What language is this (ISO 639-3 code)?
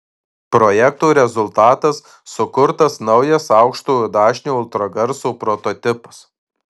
lit